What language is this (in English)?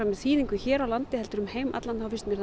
Icelandic